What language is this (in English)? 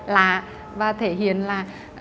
Vietnamese